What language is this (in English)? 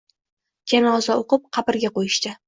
Uzbek